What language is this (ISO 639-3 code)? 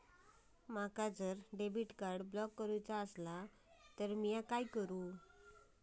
mar